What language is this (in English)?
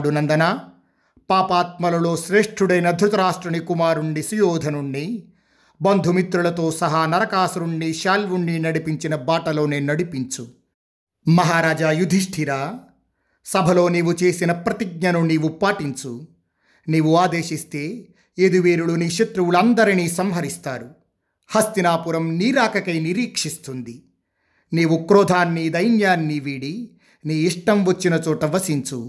Telugu